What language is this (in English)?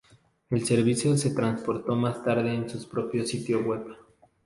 Spanish